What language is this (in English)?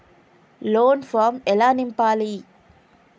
Telugu